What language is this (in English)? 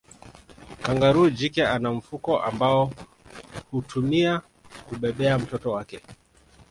Swahili